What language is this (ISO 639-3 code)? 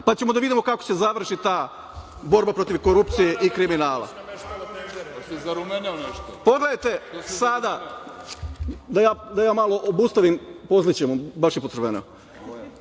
srp